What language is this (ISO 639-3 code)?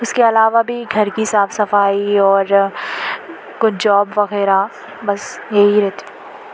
urd